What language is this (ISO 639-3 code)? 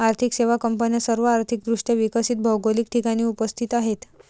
mar